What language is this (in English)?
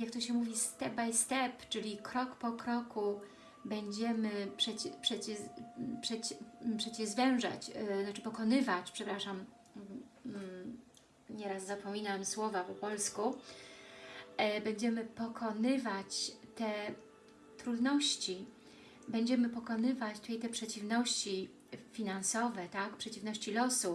Polish